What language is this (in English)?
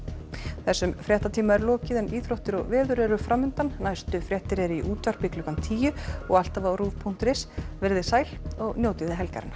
Icelandic